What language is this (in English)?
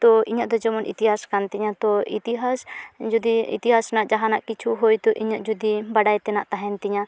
Santali